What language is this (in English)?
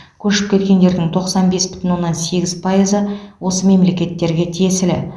Kazakh